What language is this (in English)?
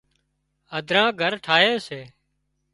Wadiyara Koli